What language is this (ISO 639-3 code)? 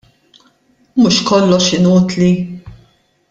mlt